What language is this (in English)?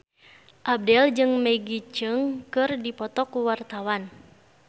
Sundanese